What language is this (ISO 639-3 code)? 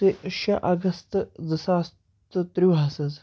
kas